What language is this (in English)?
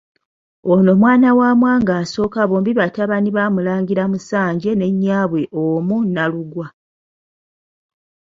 Ganda